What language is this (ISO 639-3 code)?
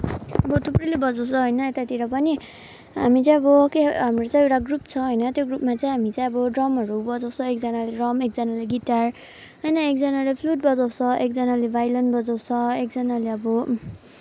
nep